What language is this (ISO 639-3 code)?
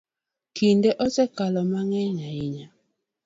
luo